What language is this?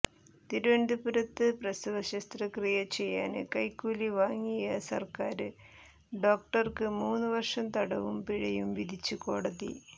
Malayalam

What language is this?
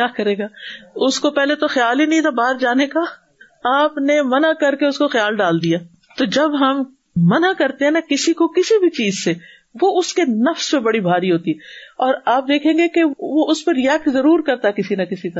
Urdu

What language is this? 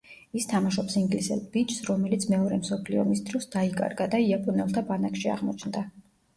Georgian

